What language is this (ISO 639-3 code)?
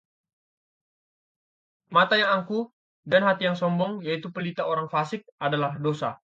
ind